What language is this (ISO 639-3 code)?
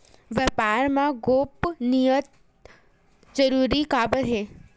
hne